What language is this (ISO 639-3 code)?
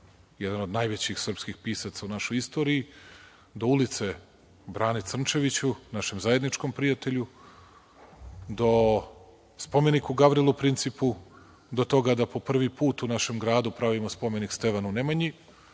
srp